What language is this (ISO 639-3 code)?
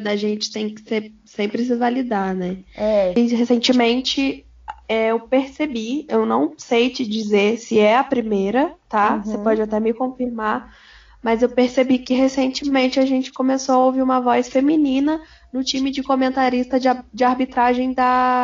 por